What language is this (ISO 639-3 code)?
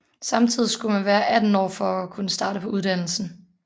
dan